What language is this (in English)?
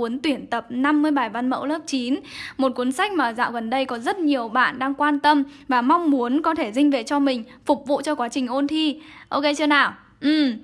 Vietnamese